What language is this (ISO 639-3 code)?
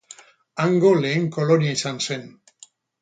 eus